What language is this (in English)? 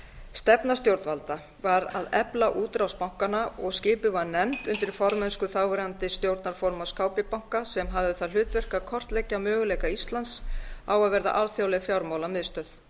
Icelandic